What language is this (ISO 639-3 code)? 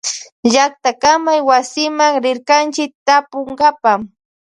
qvj